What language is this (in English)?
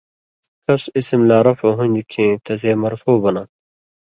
Indus Kohistani